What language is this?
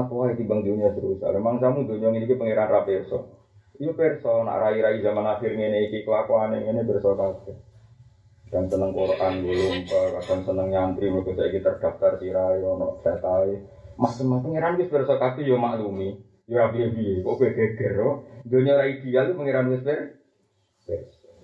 Malay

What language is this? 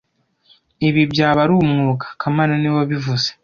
Kinyarwanda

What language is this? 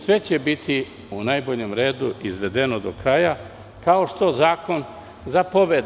Serbian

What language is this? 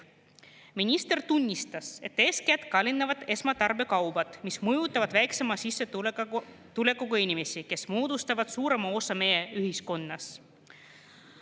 Estonian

